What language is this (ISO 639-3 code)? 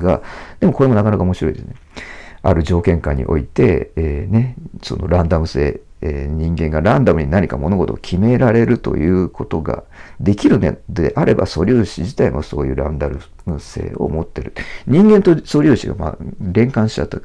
jpn